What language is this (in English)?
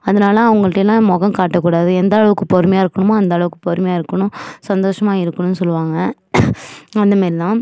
Tamil